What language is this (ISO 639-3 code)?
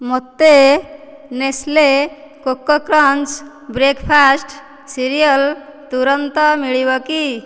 ori